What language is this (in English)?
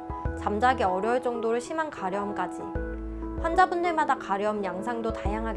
Korean